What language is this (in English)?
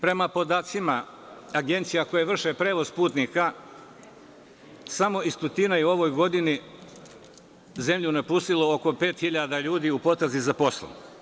Serbian